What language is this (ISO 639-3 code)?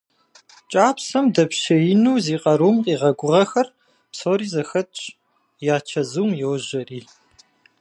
kbd